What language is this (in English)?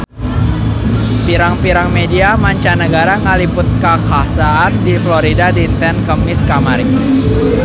Sundanese